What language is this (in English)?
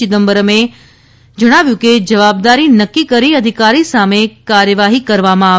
Gujarati